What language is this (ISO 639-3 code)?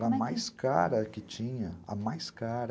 por